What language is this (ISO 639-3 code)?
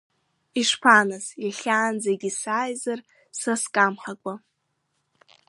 abk